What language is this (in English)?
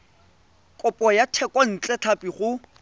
Tswana